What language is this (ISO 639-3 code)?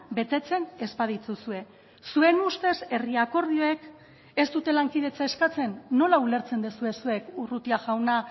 eus